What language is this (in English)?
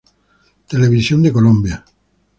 Spanish